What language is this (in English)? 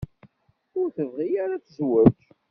Kabyle